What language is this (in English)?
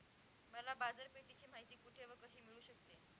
Marathi